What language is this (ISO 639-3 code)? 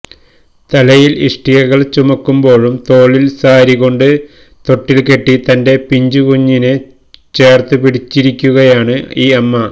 mal